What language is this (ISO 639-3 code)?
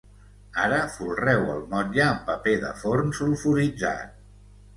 cat